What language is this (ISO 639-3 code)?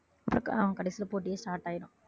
tam